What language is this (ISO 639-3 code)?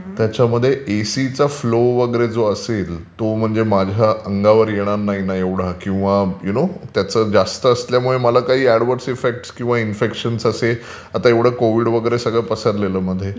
mar